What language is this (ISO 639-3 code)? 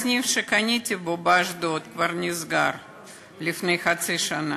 heb